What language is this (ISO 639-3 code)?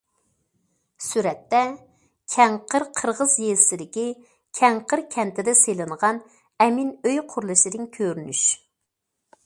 uig